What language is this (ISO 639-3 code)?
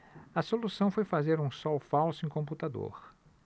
por